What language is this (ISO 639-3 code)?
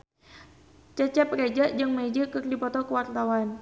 sun